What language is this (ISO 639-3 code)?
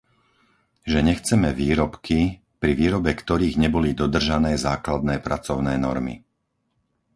slk